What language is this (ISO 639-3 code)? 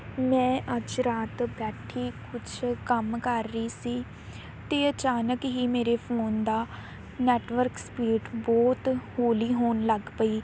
pan